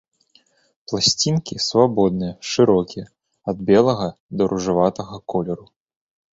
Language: Belarusian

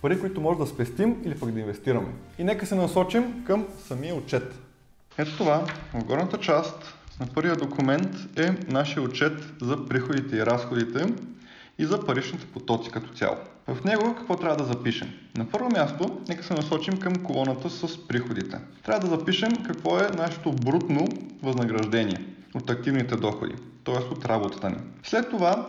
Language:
Bulgarian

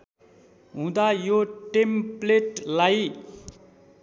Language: Nepali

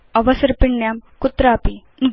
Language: Sanskrit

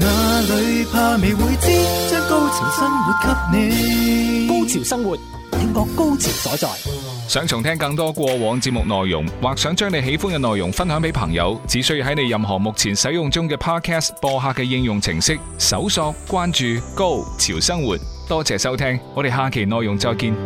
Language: Chinese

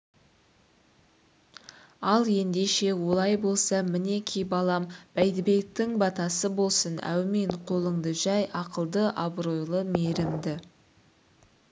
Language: Kazakh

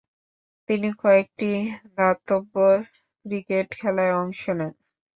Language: Bangla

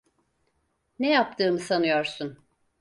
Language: Turkish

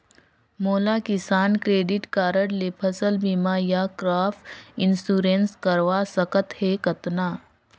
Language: Chhattisgarhi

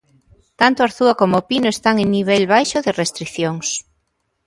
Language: Galician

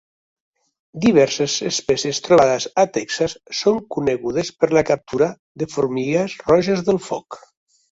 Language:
Catalan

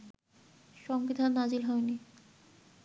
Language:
Bangla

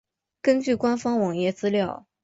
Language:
Chinese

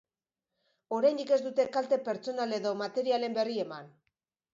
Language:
Basque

